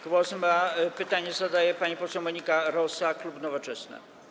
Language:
Polish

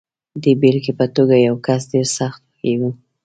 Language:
Pashto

